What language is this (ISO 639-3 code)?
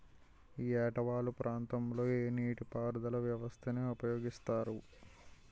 tel